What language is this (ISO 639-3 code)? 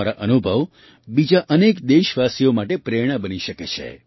guj